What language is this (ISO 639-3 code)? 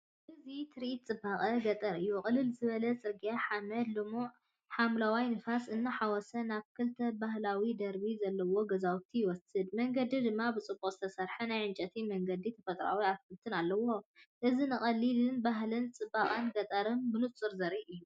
tir